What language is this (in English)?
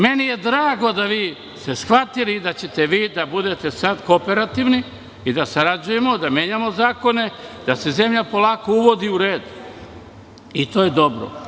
Serbian